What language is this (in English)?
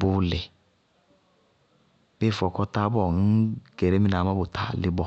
Bago-Kusuntu